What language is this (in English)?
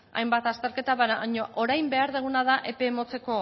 Basque